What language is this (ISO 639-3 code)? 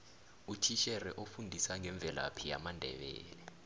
nbl